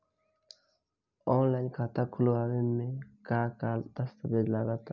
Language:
Bhojpuri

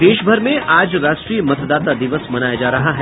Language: Hindi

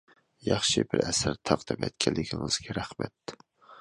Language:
Uyghur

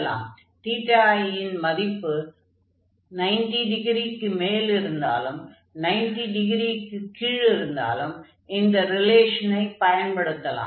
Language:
Tamil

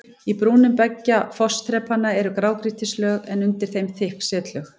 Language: Icelandic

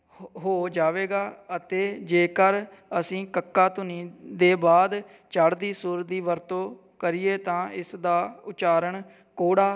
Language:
Punjabi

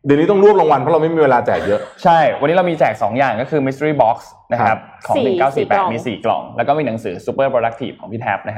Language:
Thai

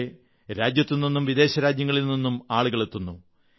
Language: Malayalam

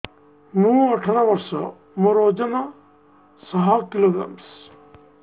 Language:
Odia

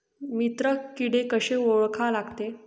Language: Marathi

